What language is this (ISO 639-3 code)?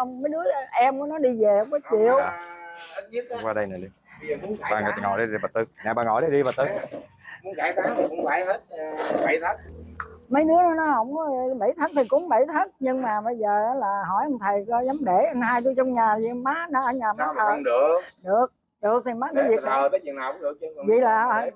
vie